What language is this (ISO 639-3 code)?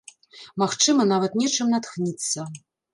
bel